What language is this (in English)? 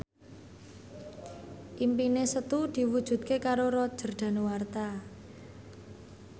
Javanese